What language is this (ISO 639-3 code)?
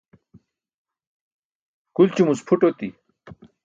bsk